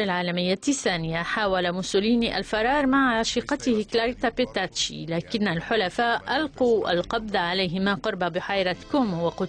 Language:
Arabic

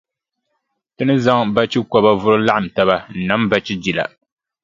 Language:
Dagbani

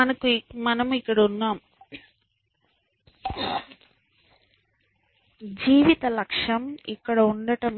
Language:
Telugu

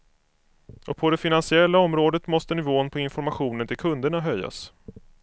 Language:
Swedish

